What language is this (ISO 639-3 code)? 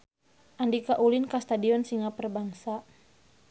sun